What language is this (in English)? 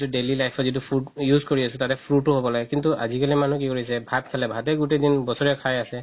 Assamese